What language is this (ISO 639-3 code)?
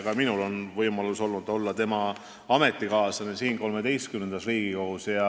est